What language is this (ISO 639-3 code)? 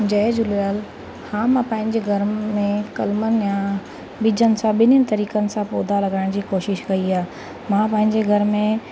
snd